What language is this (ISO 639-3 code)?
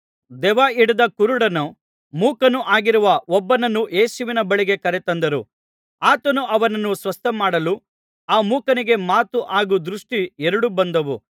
kan